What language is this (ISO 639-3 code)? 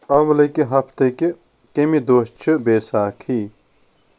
kas